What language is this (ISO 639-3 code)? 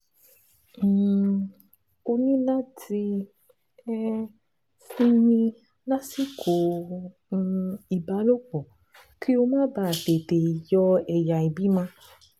yor